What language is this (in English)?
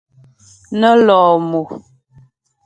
Ghomala